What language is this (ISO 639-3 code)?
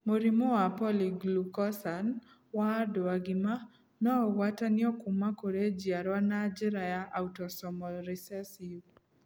kik